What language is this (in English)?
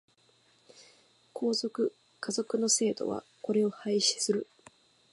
Japanese